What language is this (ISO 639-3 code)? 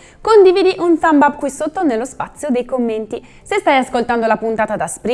ita